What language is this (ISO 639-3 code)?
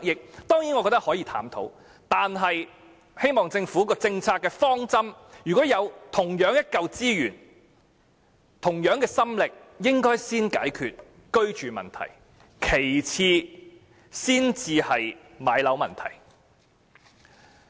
yue